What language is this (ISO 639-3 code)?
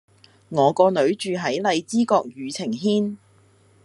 yue